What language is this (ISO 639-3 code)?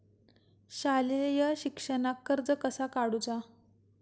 mar